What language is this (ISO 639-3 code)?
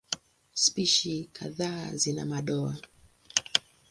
swa